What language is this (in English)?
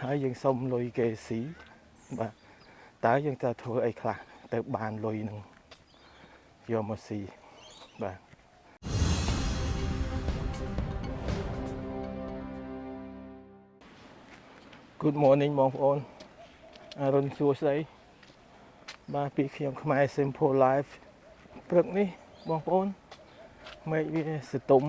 Vietnamese